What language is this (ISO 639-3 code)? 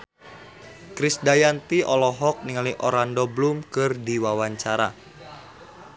sun